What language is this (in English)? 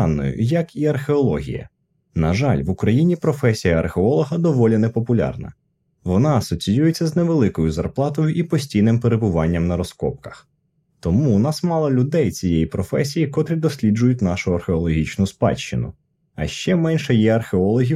Ukrainian